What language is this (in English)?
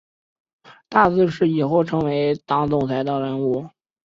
Chinese